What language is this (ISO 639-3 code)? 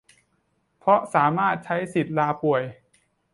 tha